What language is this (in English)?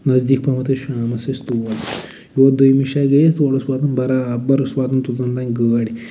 Kashmiri